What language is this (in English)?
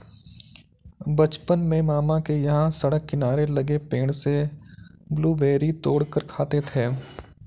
Hindi